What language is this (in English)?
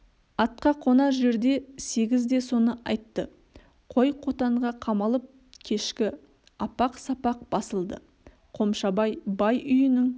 Kazakh